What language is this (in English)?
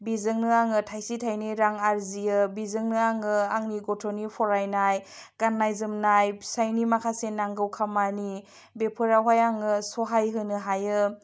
Bodo